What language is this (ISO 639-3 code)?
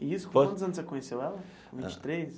por